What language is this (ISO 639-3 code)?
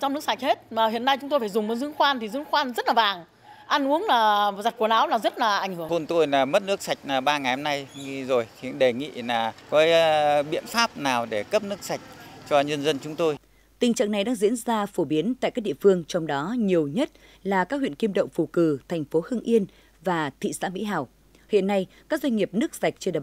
vie